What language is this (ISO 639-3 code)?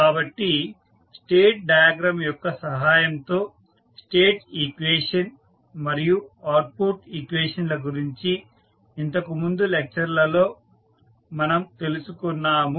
tel